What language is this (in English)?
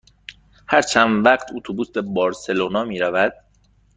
Persian